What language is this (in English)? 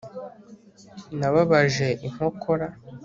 Kinyarwanda